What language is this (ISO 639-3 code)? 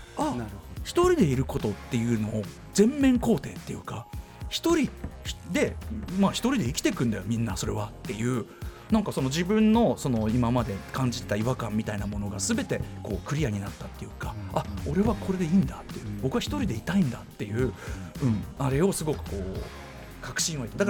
jpn